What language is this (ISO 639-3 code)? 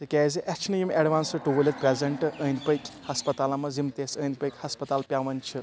kas